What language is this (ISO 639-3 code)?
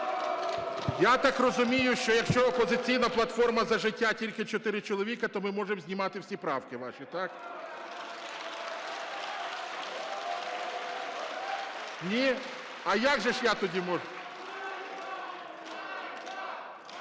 ukr